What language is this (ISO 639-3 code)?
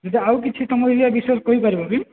ori